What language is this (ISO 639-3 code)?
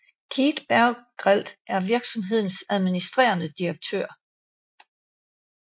dan